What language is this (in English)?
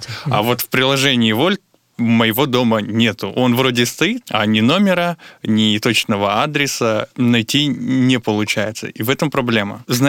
Russian